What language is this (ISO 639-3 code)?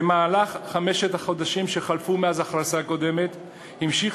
heb